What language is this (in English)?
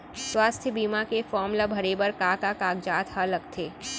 Chhattisgarhi